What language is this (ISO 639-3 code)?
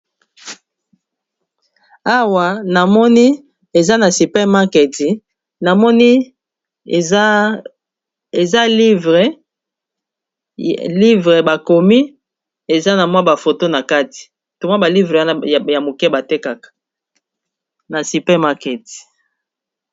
lin